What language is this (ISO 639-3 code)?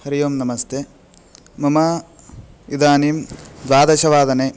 san